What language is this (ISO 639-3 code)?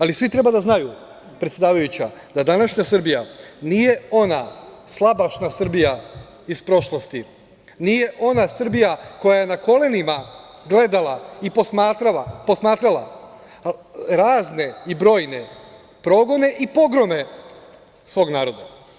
srp